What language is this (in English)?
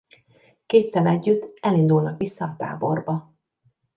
Hungarian